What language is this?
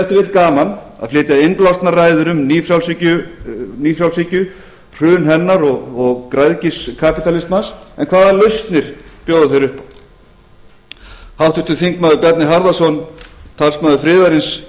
Icelandic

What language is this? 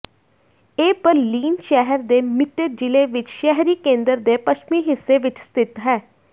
Punjabi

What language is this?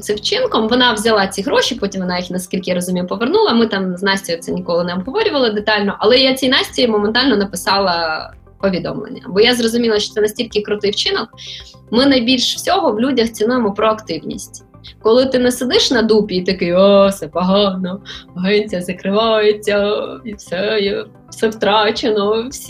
Ukrainian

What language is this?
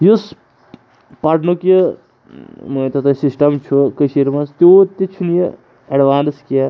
Kashmiri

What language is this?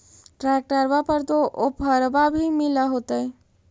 Magahi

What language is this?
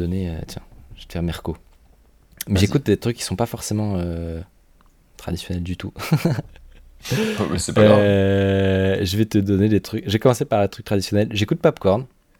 French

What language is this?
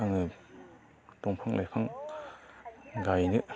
Bodo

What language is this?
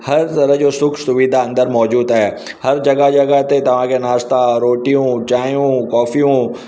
Sindhi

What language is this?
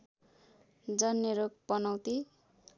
Nepali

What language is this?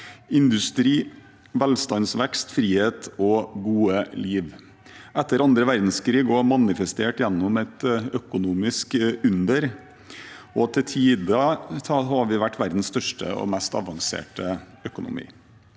Norwegian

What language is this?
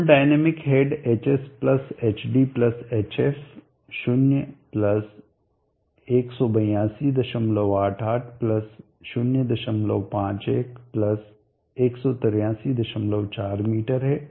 Hindi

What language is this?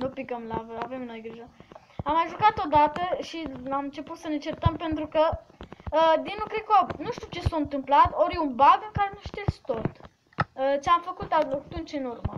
Romanian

